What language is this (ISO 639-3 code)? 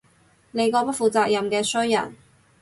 yue